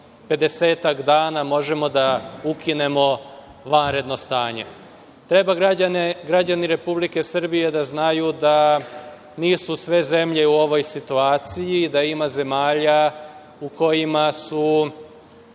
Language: Serbian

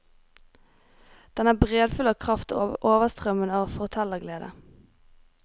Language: Norwegian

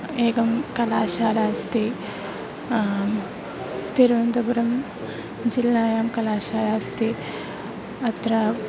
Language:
Sanskrit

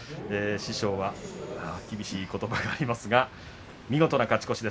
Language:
Japanese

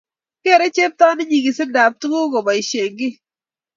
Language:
Kalenjin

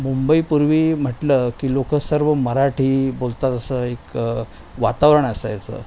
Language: Marathi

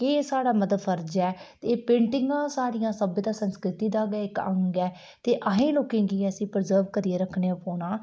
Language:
Dogri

